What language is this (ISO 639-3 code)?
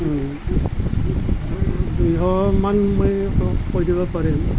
asm